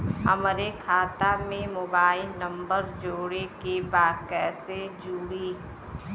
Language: Bhojpuri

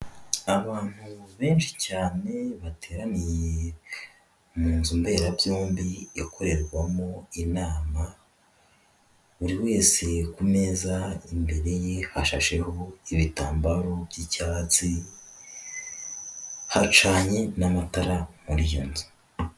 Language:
Kinyarwanda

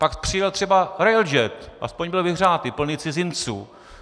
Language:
Czech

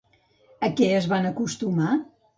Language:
Catalan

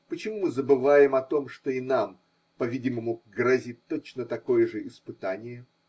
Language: Russian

